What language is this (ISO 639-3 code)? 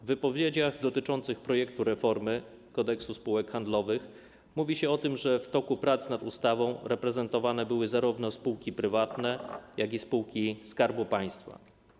pol